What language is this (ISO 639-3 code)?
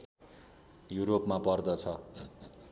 nep